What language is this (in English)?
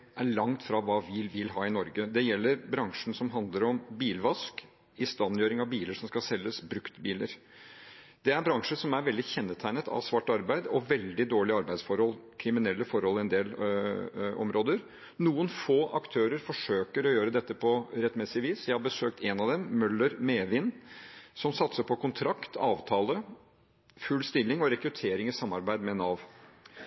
Norwegian Bokmål